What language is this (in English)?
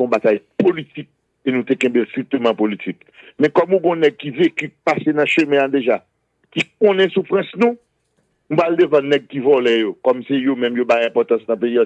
French